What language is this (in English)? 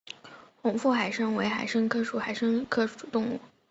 Chinese